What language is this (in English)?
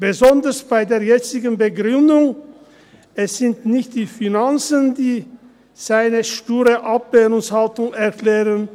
Swiss German